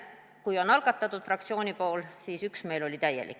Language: Estonian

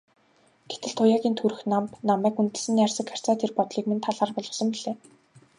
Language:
Mongolian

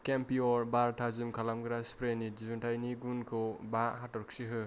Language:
Bodo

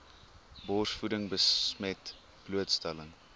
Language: Afrikaans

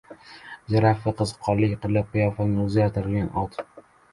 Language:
Uzbek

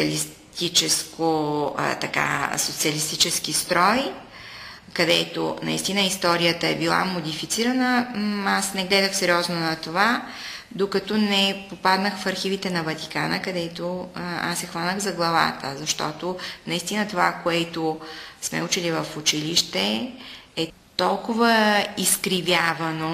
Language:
Bulgarian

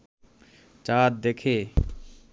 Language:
Bangla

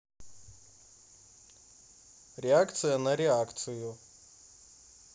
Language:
Russian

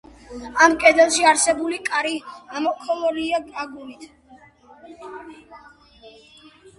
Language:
Georgian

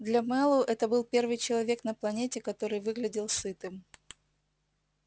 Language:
Russian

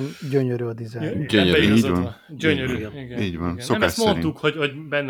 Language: Hungarian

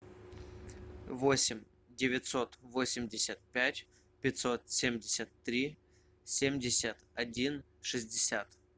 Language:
Russian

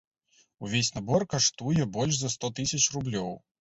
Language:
Belarusian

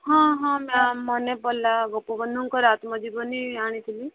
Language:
Odia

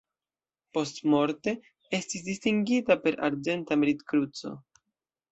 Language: Esperanto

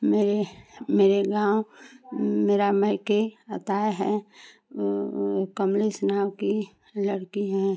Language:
Hindi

